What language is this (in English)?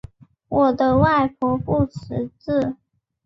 Chinese